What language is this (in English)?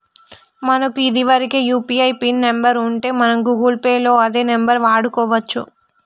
Telugu